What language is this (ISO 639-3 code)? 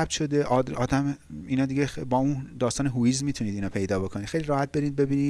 fas